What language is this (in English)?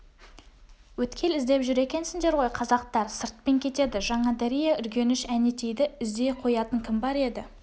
Kazakh